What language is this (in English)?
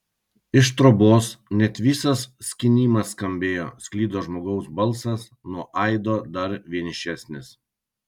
Lithuanian